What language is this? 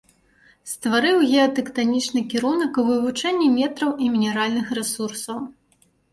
Belarusian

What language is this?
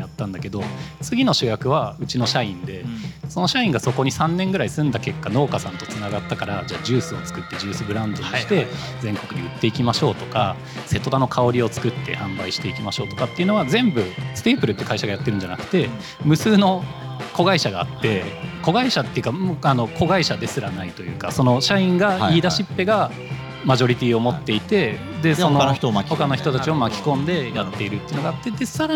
Japanese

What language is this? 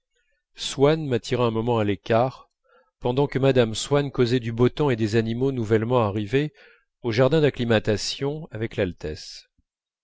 French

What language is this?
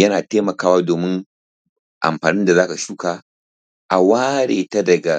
Hausa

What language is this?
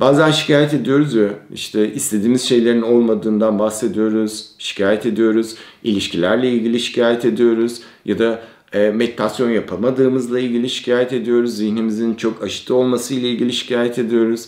Turkish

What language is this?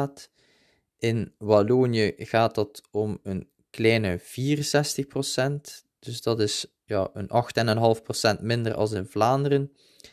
Dutch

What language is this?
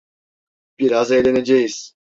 Turkish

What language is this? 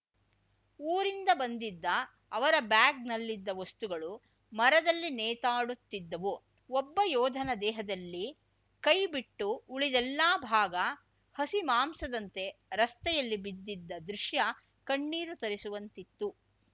Kannada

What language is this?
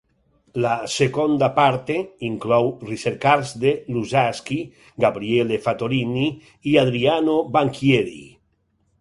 Catalan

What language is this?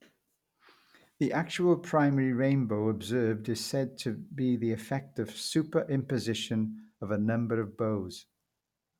English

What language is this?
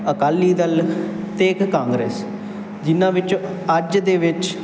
Punjabi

